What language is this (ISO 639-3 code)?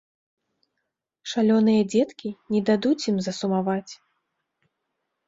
bel